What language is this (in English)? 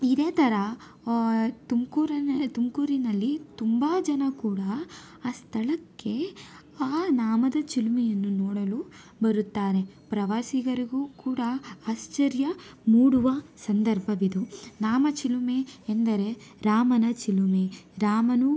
Kannada